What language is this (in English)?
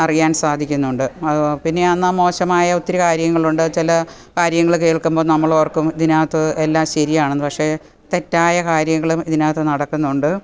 Malayalam